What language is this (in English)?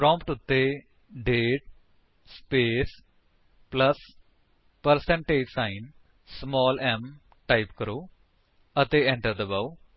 Punjabi